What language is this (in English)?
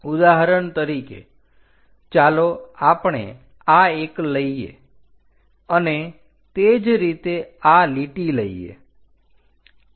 Gujarati